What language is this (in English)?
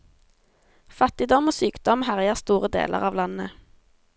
Norwegian